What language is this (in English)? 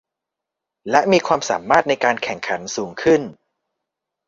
Thai